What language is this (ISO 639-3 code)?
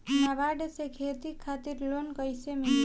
bho